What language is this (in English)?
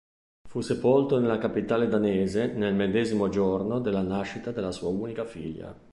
Italian